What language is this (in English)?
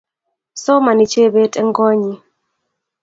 Kalenjin